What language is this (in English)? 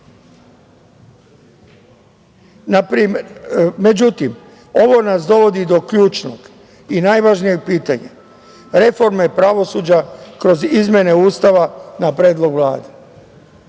Serbian